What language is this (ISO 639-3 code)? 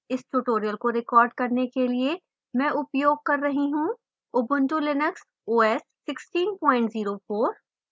hin